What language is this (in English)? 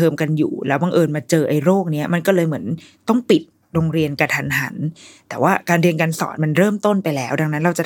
Thai